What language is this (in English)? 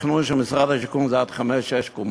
Hebrew